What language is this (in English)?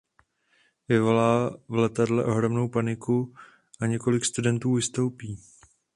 Czech